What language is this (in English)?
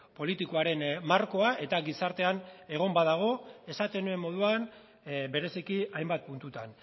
Basque